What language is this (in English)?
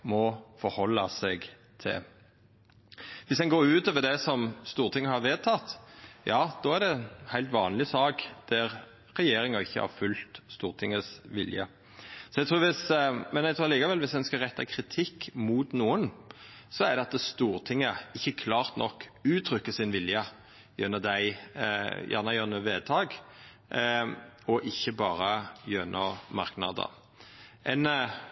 Norwegian Nynorsk